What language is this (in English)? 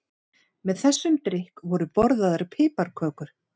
Icelandic